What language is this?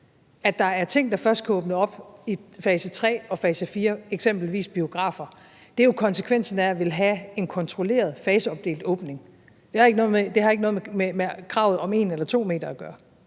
Danish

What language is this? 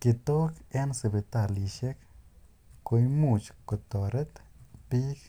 Kalenjin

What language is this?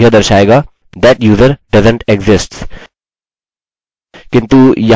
Hindi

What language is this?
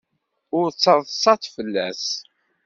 Kabyle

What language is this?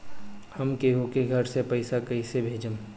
Bhojpuri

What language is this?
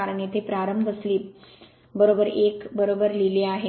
Marathi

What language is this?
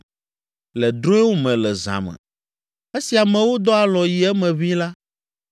Ewe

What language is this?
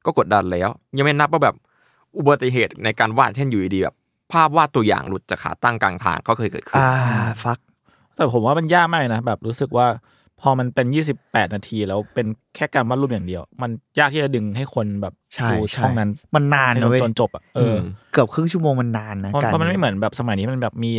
Thai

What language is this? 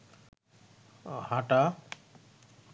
Bangla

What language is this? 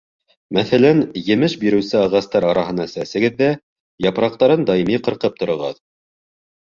Bashkir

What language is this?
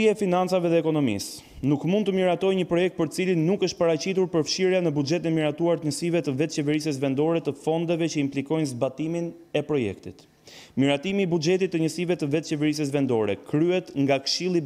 Romanian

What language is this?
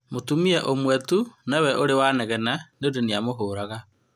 Kikuyu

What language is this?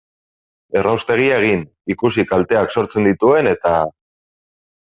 Basque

